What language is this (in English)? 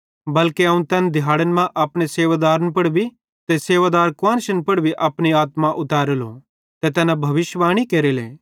Bhadrawahi